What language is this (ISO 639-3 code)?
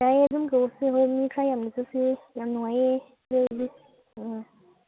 mni